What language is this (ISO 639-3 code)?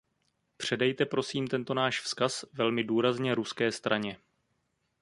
ces